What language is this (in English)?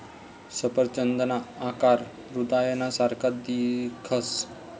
Marathi